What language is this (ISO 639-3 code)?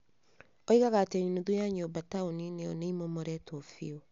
kik